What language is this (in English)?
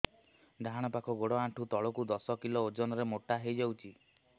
Odia